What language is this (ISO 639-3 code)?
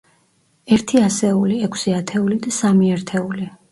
kat